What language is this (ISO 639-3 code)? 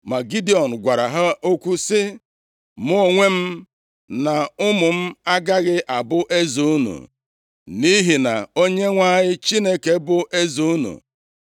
ibo